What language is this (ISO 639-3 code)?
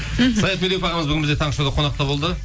kaz